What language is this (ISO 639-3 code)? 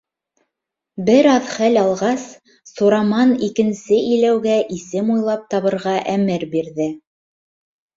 bak